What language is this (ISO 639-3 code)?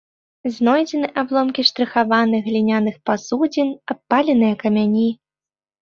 bel